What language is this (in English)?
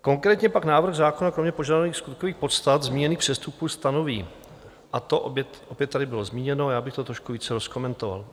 Czech